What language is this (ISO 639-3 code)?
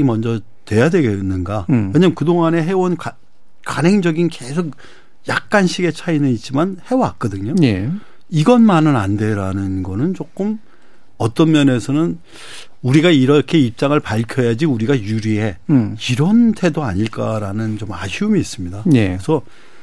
kor